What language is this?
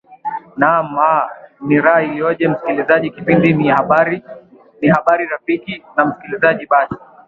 Swahili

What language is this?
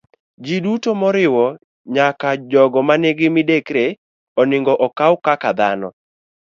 Luo (Kenya and Tanzania)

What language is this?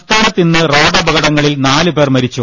Malayalam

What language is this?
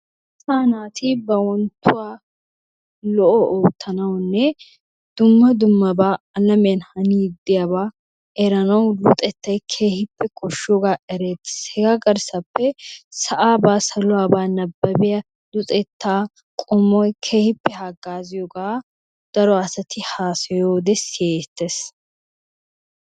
Wolaytta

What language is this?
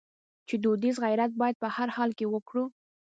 Pashto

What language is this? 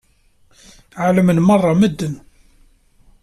Kabyle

